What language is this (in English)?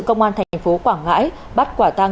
Vietnamese